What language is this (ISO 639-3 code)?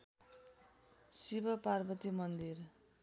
nep